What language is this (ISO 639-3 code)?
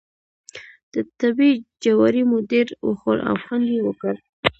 pus